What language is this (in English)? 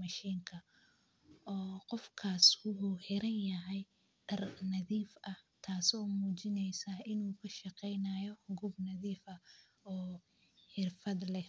Somali